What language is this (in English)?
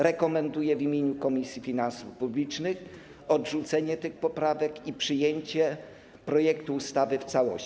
Polish